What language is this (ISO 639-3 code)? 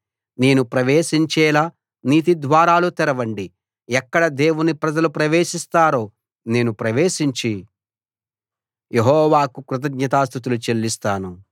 tel